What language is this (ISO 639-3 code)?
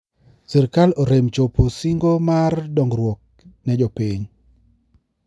luo